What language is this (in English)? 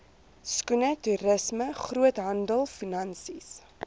Afrikaans